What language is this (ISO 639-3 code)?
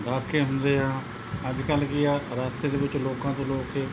pan